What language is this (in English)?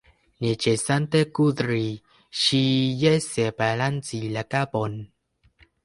Esperanto